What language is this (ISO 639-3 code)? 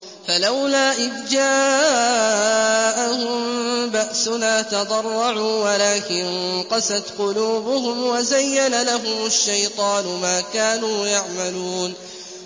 ara